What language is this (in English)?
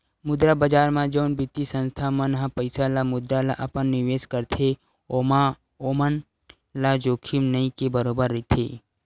Chhattisgarhi